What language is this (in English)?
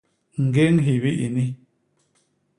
Basaa